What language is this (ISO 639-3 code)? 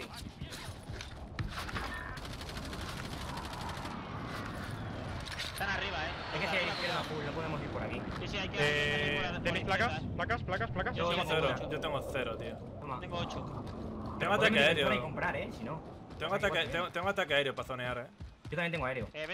spa